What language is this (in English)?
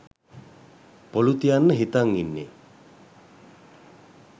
Sinhala